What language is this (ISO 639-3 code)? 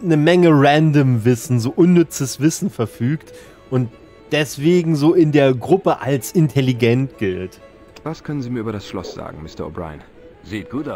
deu